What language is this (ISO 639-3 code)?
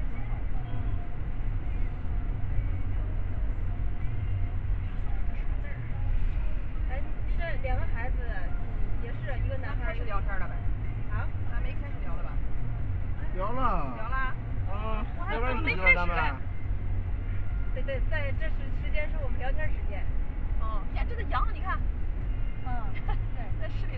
zho